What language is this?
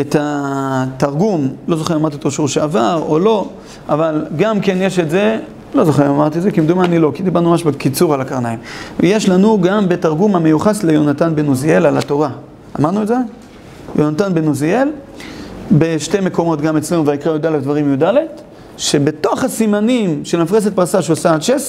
Hebrew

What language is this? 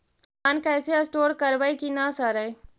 Magahi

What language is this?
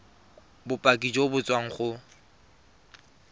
Tswana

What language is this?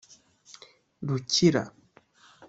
Kinyarwanda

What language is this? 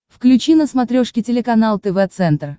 Russian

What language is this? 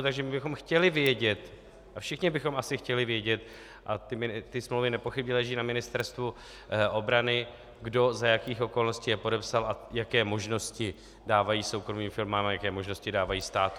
Czech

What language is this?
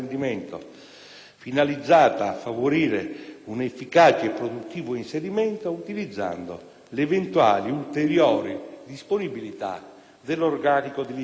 Italian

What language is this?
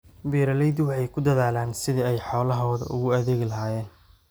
Somali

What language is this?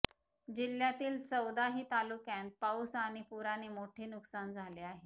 Marathi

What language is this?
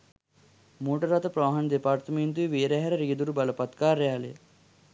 Sinhala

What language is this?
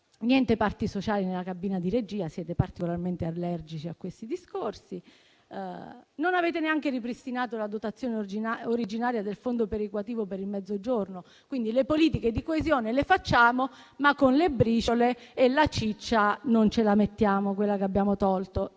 Italian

